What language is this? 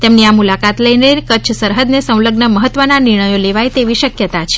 Gujarati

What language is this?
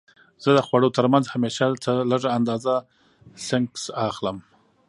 Pashto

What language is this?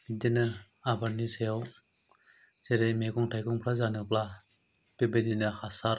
Bodo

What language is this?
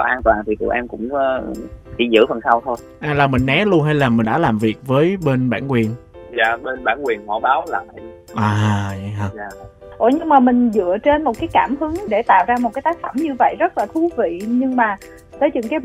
Vietnamese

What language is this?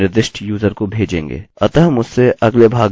Hindi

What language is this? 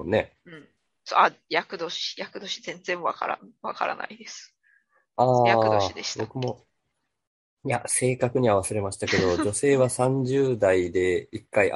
Japanese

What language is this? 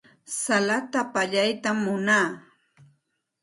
Santa Ana de Tusi Pasco Quechua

